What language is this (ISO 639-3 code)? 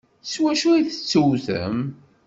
kab